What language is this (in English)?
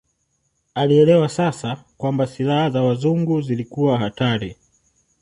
Swahili